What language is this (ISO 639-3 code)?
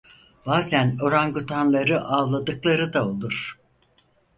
tur